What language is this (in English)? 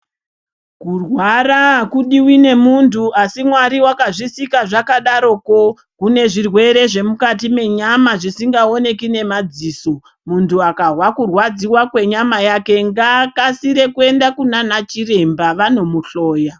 Ndau